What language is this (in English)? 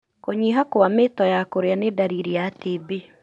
Kikuyu